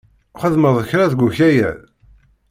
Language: Kabyle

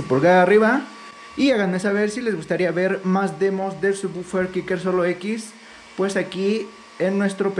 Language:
Spanish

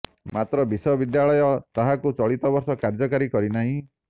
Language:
Odia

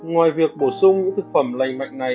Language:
Vietnamese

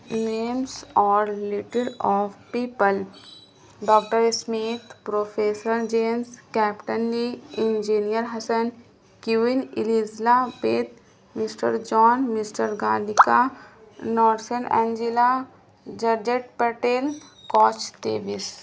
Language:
Urdu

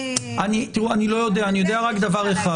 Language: Hebrew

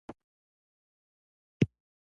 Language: Pashto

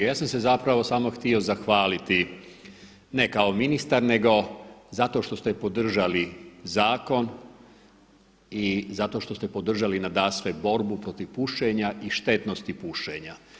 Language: Croatian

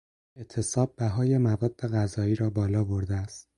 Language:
Persian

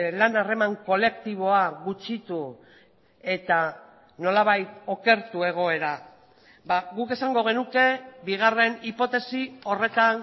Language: Basque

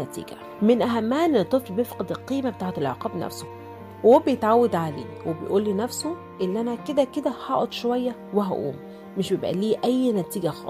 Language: Arabic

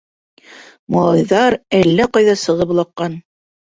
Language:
Bashkir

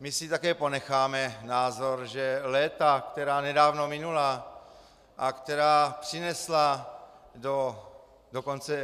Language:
Czech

